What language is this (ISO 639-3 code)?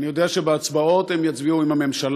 heb